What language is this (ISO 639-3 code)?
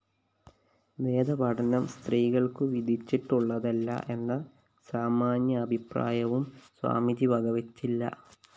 mal